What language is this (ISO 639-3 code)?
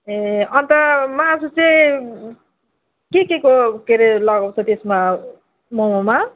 nep